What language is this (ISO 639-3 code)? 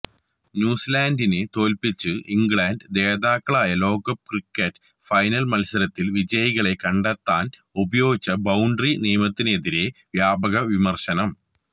mal